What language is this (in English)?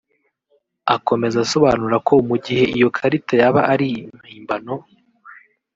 Kinyarwanda